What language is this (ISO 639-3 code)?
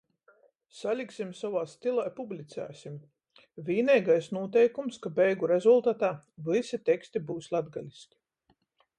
ltg